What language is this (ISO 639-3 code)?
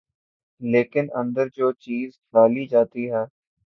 urd